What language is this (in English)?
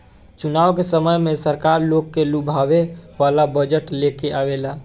Bhojpuri